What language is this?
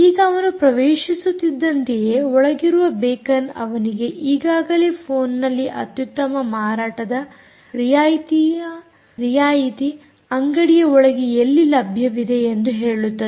Kannada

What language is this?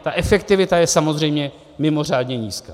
Czech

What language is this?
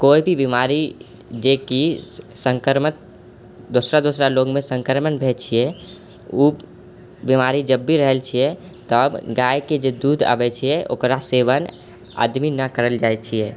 Maithili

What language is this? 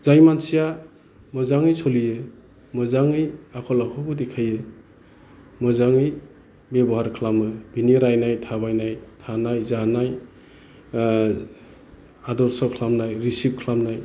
Bodo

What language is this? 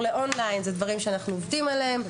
Hebrew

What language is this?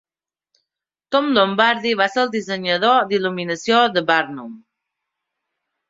Catalan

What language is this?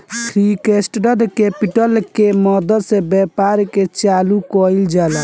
Bhojpuri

